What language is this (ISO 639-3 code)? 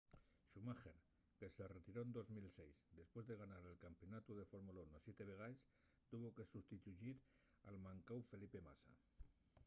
ast